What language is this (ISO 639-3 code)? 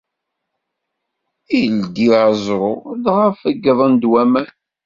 kab